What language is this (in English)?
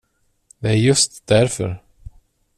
Swedish